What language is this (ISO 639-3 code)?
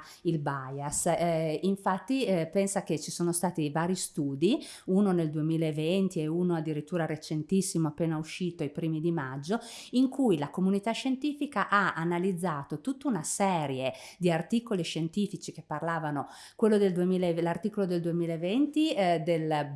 ita